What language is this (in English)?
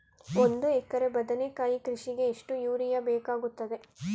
Kannada